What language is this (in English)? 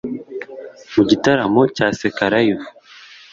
Kinyarwanda